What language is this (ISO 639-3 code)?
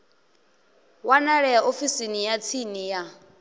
ven